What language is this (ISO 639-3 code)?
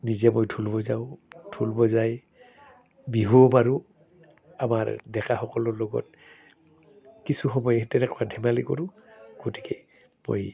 asm